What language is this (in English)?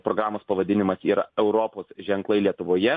Lithuanian